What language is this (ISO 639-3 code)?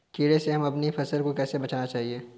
hin